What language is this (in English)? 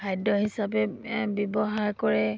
Assamese